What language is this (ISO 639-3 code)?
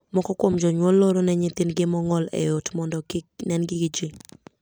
luo